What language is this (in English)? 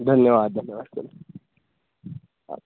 Sanskrit